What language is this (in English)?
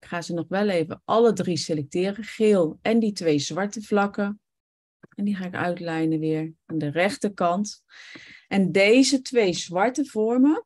Dutch